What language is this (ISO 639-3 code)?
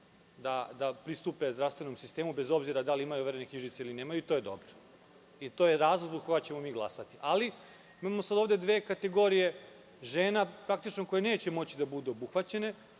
srp